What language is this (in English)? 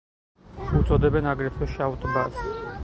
Georgian